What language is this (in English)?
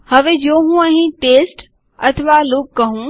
Gujarati